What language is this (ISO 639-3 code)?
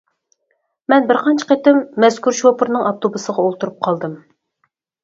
uig